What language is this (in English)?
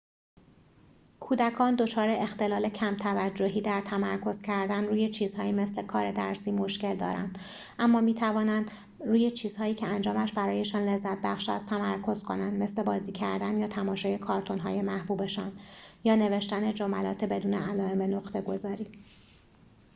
Persian